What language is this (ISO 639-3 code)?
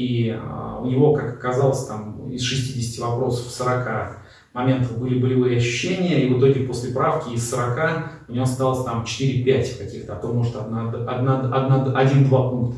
rus